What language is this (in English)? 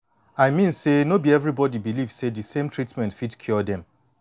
Nigerian Pidgin